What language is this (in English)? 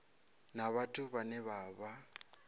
Venda